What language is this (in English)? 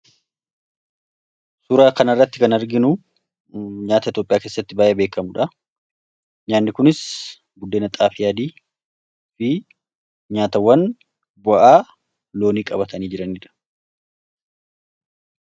Oromo